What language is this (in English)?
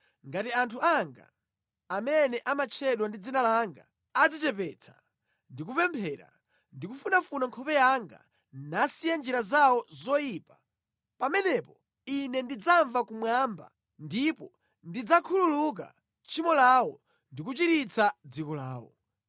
Nyanja